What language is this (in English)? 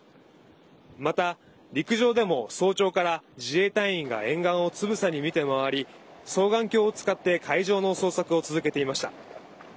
Japanese